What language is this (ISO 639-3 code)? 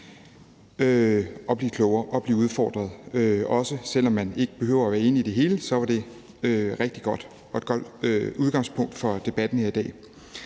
dan